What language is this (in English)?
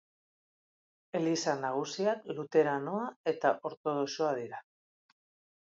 Basque